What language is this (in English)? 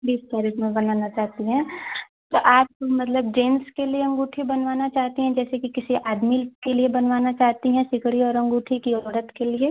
Hindi